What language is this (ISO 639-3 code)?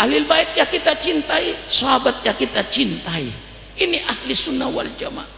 ind